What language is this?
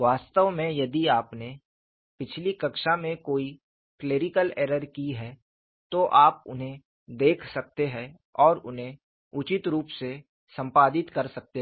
Hindi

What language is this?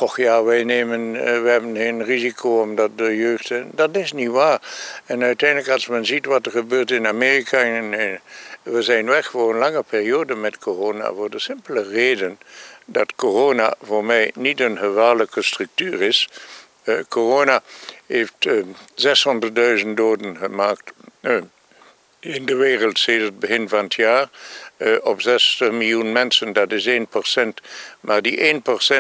Dutch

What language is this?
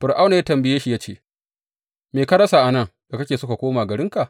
Hausa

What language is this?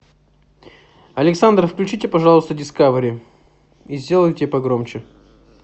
Russian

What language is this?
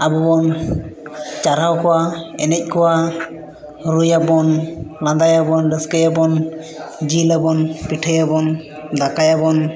Santali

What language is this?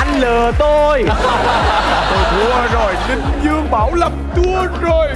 Vietnamese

